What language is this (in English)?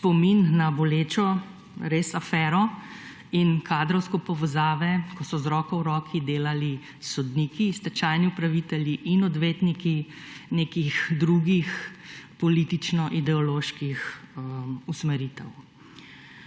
Slovenian